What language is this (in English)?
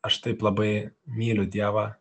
Lithuanian